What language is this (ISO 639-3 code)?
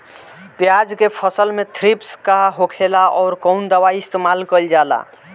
bho